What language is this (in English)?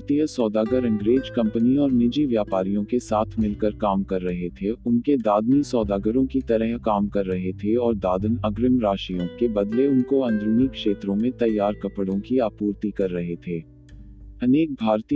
Hindi